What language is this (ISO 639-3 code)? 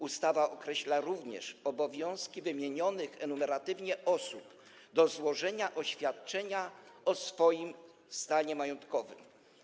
pol